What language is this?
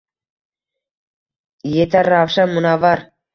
Uzbek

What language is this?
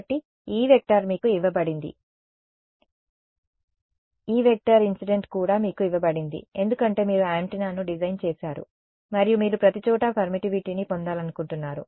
Telugu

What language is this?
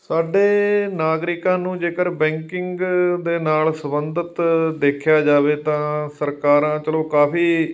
Punjabi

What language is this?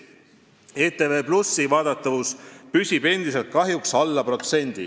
Estonian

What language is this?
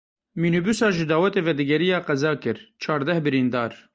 Kurdish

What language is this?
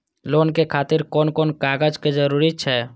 Maithili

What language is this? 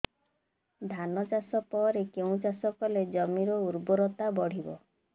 Odia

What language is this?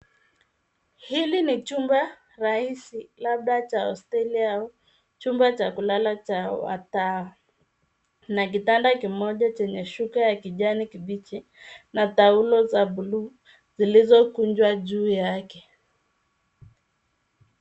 Swahili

